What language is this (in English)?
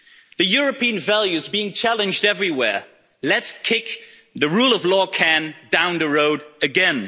English